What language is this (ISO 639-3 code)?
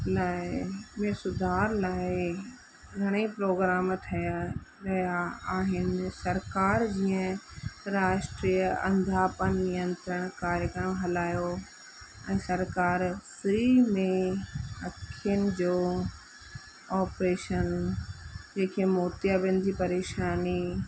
snd